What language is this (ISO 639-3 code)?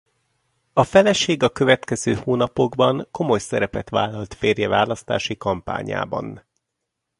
hun